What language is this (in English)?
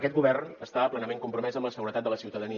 Catalan